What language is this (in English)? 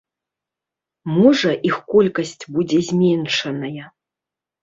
Belarusian